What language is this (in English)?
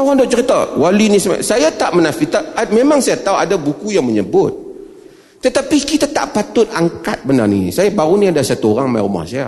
Malay